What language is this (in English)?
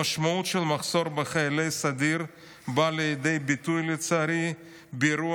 Hebrew